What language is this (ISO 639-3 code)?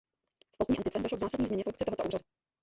ces